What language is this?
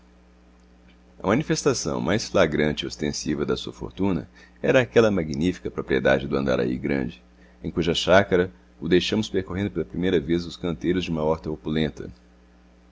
Portuguese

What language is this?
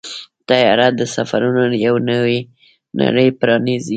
Pashto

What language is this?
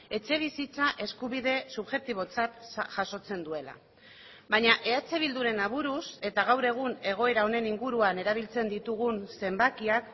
Basque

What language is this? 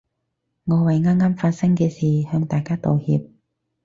Cantonese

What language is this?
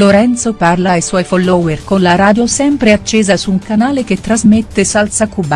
Italian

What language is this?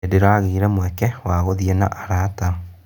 Kikuyu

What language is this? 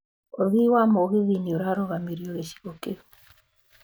Kikuyu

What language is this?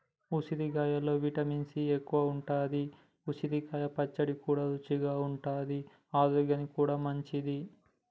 Telugu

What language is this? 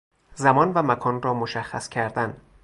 Persian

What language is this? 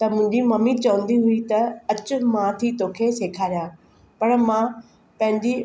Sindhi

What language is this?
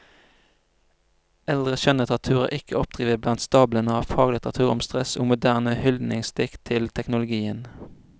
Norwegian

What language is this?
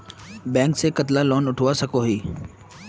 Magahi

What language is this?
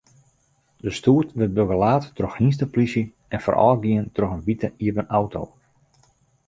Western Frisian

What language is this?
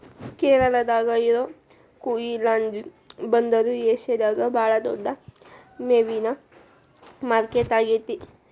Kannada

